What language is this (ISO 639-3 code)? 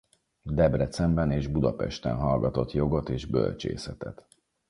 hun